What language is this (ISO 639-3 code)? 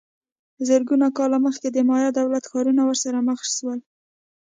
pus